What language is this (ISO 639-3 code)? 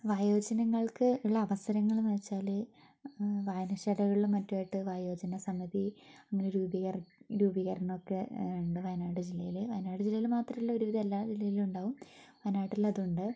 mal